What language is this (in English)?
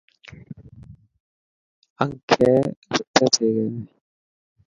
Dhatki